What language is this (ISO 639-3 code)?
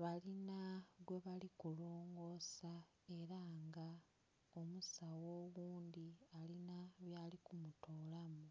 xog